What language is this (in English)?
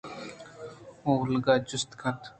Eastern Balochi